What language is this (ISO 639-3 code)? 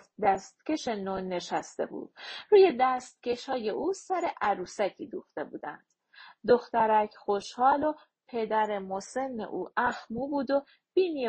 fas